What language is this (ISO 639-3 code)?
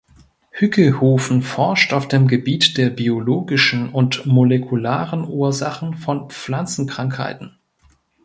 deu